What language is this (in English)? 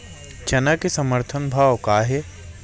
Chhattisgarhi